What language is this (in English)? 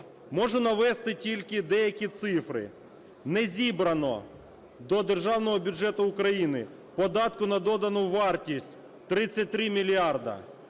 Ukrainian